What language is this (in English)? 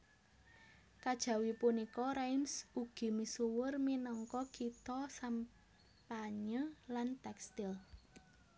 Javanese